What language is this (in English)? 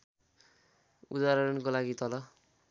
Nepali